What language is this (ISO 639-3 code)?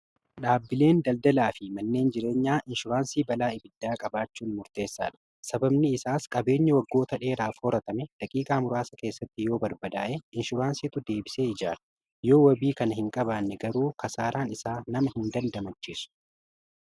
orm